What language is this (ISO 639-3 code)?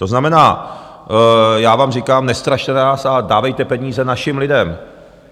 ces